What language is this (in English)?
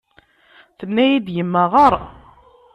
Kabyle